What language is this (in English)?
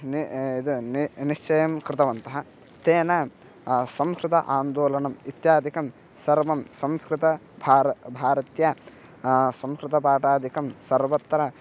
Sanskrit